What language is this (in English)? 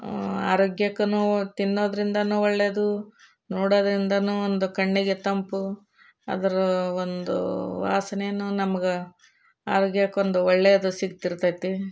Kannada